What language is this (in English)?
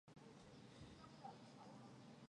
Chinese